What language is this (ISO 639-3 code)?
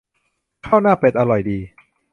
tha